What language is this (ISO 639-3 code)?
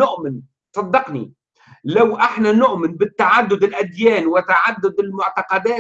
ara